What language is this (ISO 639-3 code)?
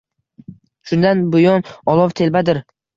uzb